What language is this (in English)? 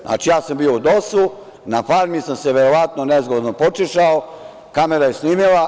Serbian